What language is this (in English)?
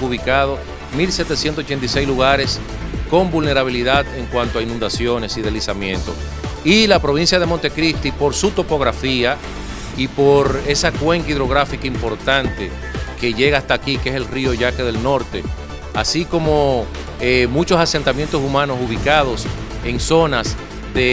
Spanish